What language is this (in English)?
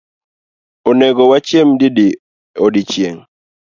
Luo (Kenya and Tanzania)